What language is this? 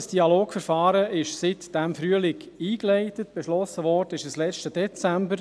Swiss German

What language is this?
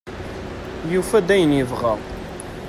Kabyle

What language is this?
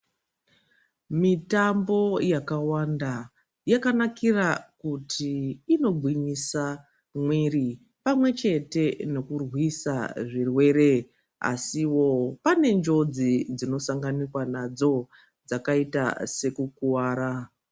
Ndau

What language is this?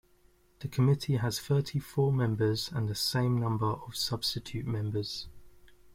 English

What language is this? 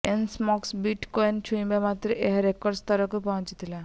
Odia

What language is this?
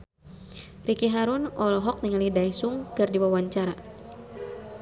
Sundanese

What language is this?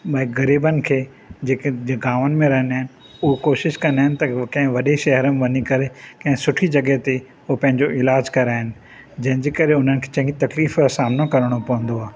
Sindhi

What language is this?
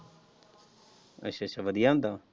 Punjabi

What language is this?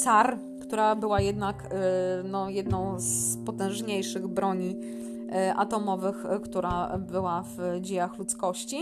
Polish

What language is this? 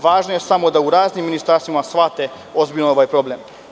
Serbian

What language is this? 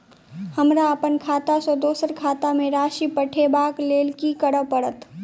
Maithili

